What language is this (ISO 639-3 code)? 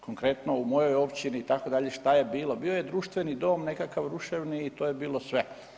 hrv